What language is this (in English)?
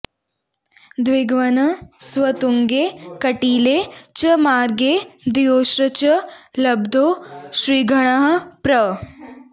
Sanskrit